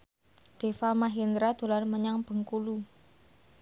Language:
Javanese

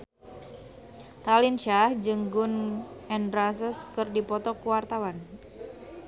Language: Sundanese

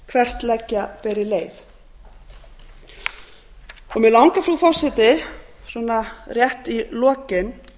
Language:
Icelandic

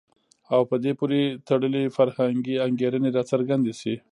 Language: Pashto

